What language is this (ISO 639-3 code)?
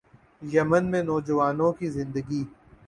urd